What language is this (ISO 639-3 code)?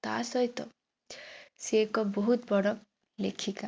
ori